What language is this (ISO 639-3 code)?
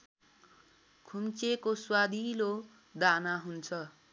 nep